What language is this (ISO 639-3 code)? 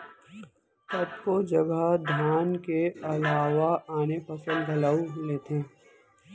hne